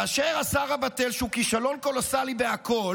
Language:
Hebrew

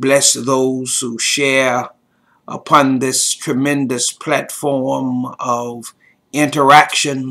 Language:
English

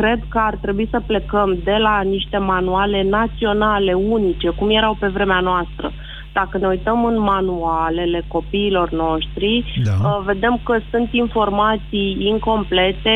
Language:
Romanian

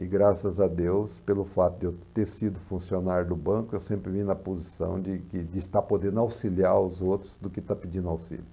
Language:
Portuguese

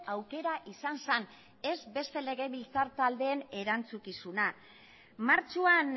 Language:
Basque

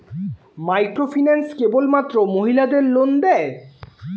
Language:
Bangla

